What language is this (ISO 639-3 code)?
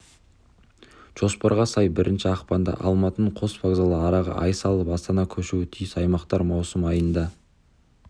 kaz